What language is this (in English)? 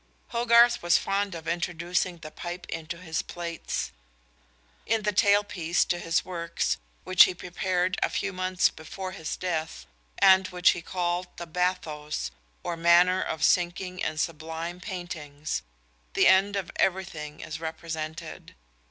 English